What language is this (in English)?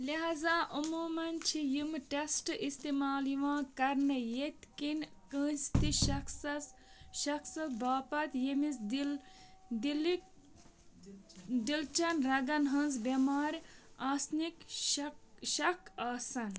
Kashmiri